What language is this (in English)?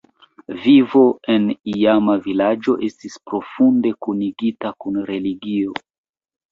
Esperanto